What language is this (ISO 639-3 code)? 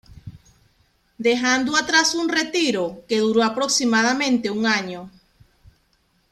spa